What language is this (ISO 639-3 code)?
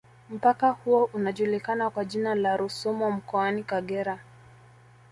swa